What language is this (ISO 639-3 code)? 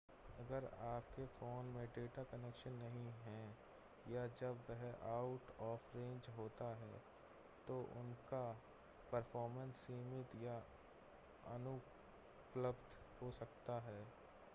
hin